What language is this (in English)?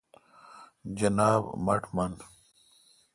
Kalkoti